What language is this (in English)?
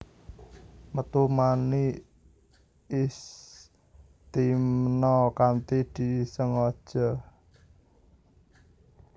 Javanese